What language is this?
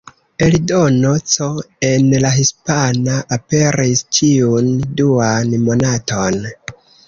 Esperanto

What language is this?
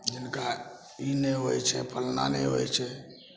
Maithili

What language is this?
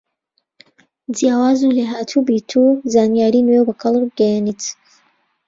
Central Kurdish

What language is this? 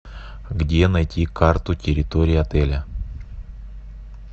Russian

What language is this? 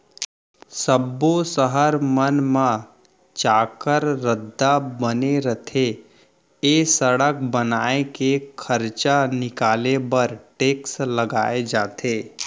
Chhattisgarhi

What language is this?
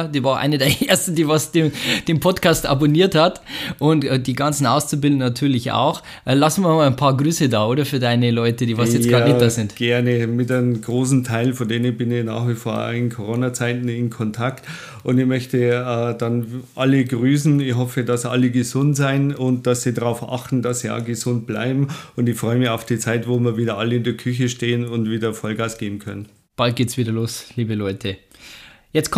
German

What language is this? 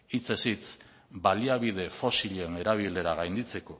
Basque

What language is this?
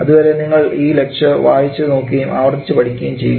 Malayalam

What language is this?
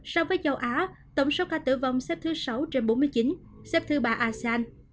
Vietnamese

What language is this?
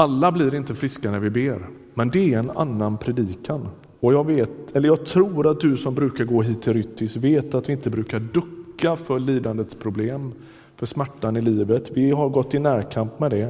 Swedish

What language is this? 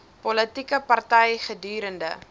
Afrikaans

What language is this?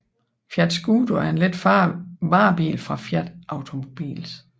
Danish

